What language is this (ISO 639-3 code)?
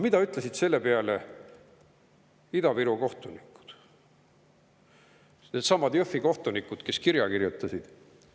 est